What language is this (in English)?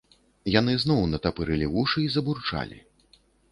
Belarusian